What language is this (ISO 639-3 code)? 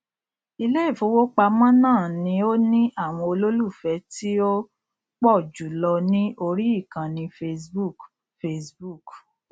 yor